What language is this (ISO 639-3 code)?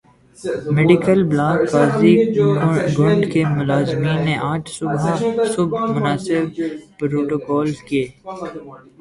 urd